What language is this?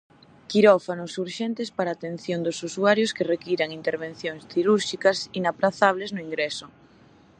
Galician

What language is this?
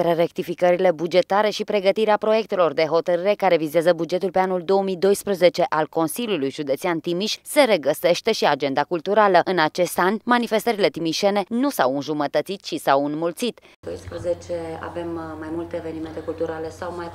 Romanian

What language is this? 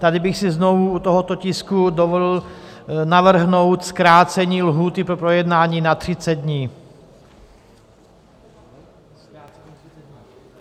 Czech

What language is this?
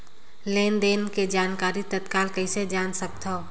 Chhattisgarhi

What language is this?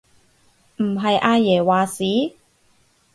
Cantonese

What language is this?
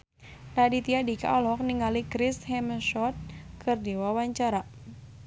Sundanese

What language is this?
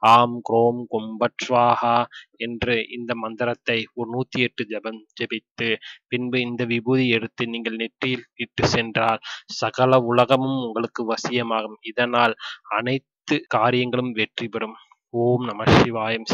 Filipino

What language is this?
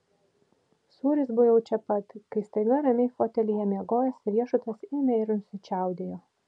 Lithuanian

